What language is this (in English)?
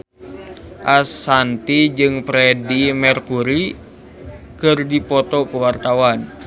Sundanese